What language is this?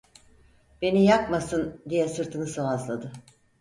Turkish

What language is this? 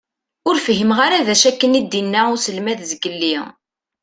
Kabyle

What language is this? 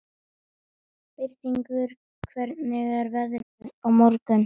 Icelandic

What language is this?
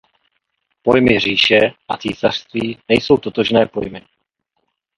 Czech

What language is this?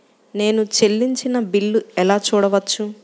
Telugu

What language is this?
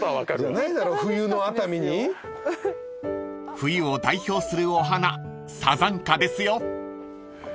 Japanese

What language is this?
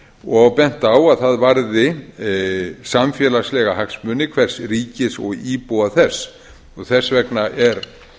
Icelandic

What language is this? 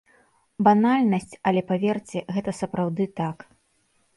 Belarusian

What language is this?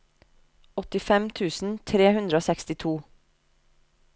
Norwegian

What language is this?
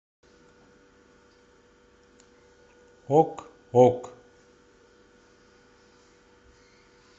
Russian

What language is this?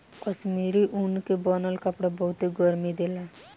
Bhojpuri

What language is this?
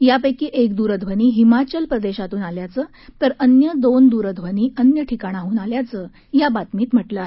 Marathi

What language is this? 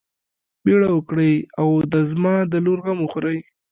Pashto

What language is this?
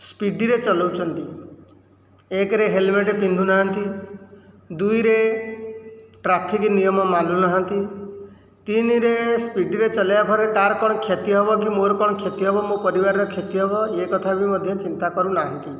Odia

